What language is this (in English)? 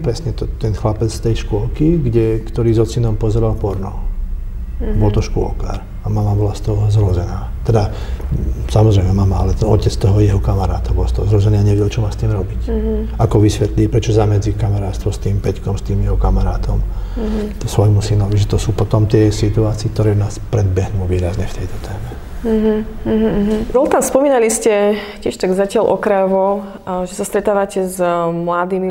Slovak